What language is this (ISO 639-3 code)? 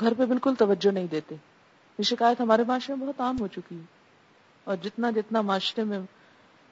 urd